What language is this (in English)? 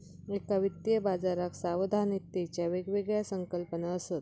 Marathi